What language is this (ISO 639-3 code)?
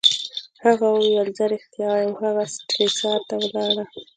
pus